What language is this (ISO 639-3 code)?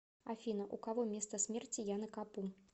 rus